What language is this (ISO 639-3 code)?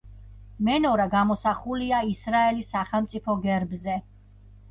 kat